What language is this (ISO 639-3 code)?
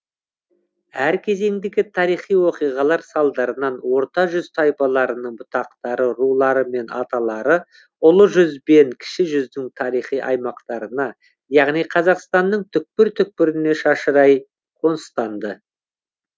kaz